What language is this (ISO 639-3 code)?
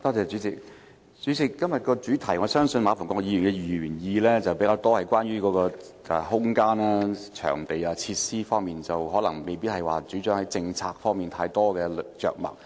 yue